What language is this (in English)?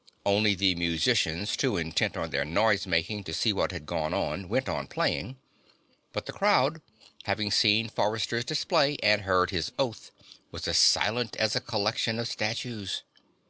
English